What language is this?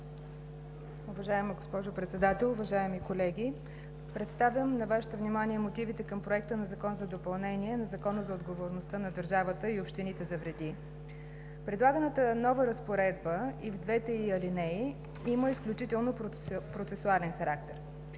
Bulgarian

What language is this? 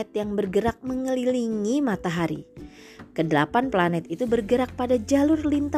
Indonesian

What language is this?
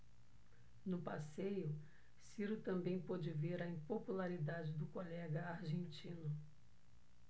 Portuguese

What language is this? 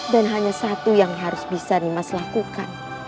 Indonesian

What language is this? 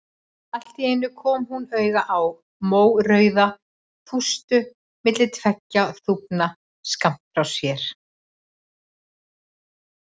Icelandic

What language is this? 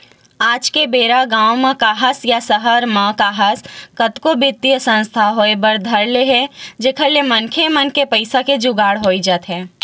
Chhattisgarhi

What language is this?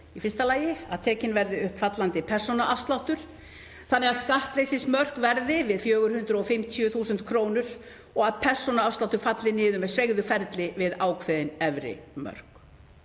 Icelandic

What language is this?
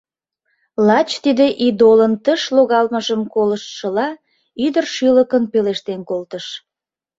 Mari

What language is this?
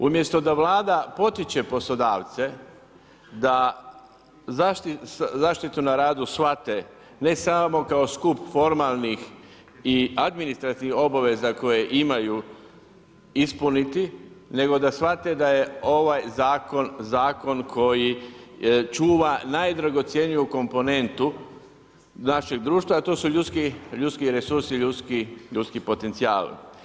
Croatian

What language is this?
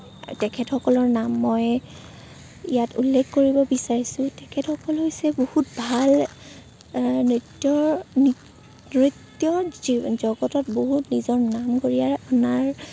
Assamese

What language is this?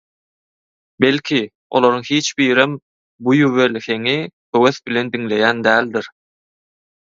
Turkmen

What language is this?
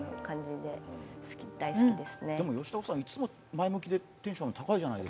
Japanese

